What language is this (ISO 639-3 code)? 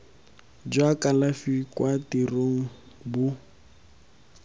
tsn